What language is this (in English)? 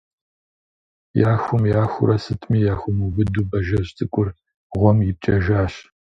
Kabardian